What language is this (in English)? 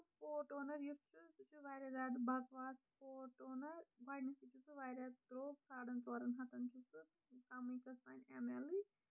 Kashmiri